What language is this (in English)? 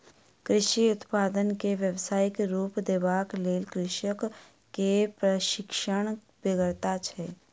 Maithili